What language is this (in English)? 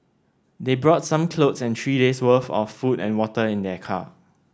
English